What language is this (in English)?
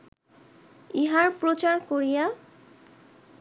Bangla